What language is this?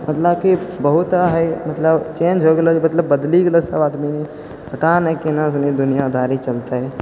Maithili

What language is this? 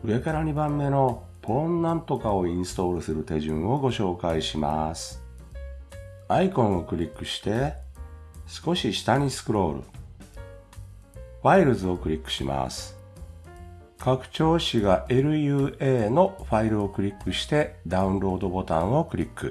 Japanese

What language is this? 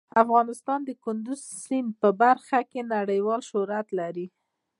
Pashto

